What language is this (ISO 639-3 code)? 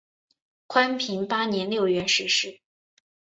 zho